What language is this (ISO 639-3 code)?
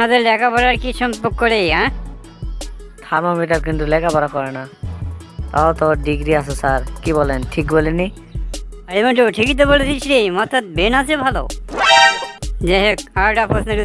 ben